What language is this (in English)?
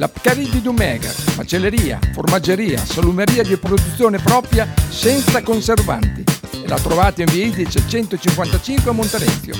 Italian